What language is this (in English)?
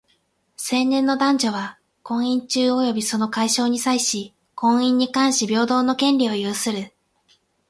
Japanese